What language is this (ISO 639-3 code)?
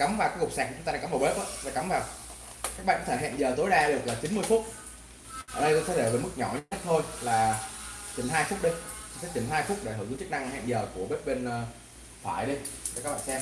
vie